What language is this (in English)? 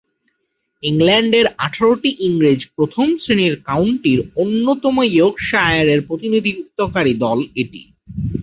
Bangla